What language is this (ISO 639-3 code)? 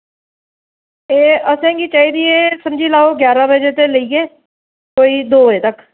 doi